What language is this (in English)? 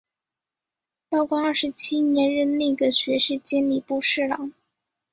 Chinese